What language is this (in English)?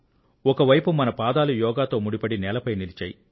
Telugu